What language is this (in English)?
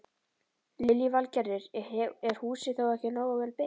Icelandic